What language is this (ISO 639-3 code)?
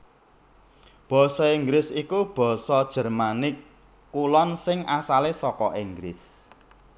jav